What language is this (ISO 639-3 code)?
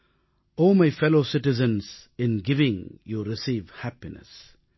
tam